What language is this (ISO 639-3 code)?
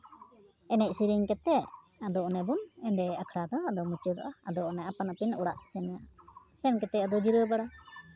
sat